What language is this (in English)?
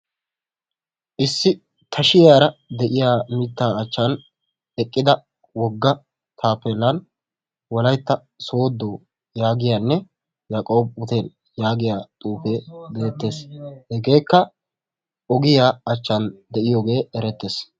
Wolaytta